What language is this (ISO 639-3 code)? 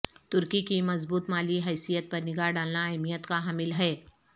urd